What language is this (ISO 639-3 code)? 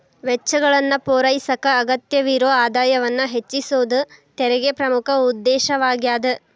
kan